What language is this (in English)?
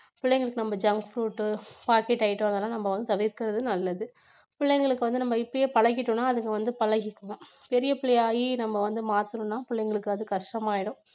Tamil